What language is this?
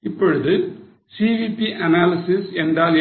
Tamil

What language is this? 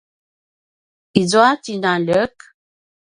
Paiwan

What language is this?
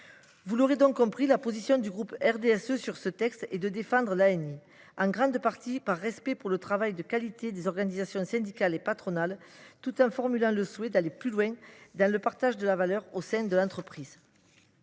French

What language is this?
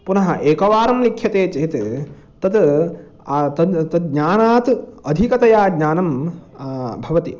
Sanskrit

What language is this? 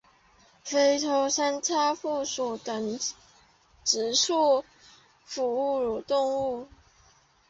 Chinese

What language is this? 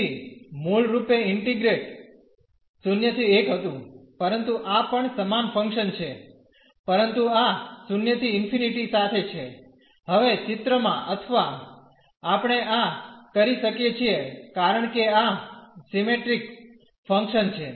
Gujarati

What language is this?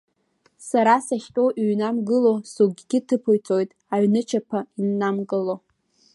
Abkhazian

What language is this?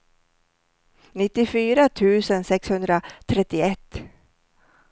Swedish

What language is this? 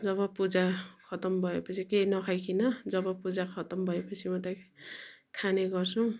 Nepali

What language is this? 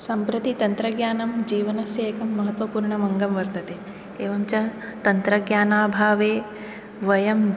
Sanskrit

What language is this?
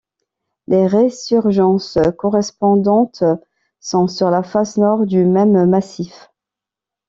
French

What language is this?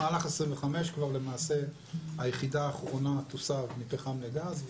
Hebrew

